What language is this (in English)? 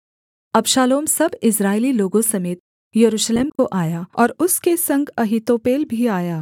Hindi